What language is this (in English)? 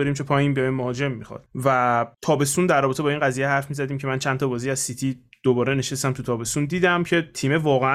Persian